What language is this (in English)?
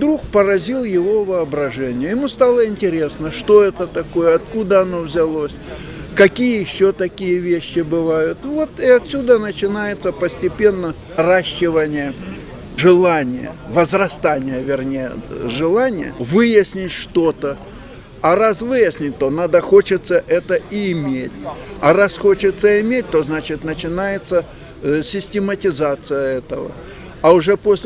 Russian